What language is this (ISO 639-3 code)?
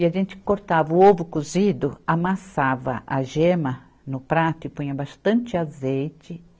por